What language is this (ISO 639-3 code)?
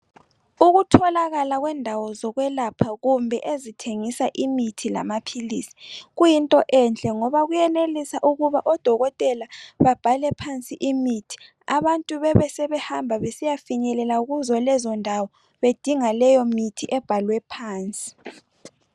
nde